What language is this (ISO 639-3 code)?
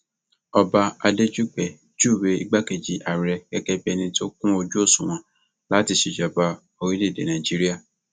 yor